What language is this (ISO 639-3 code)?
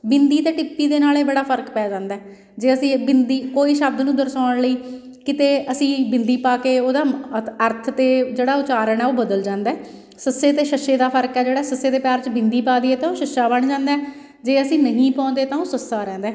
pan